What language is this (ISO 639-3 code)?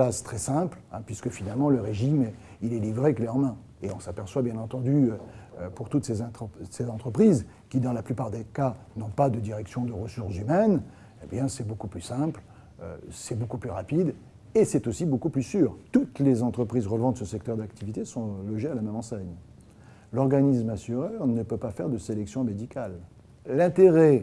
fra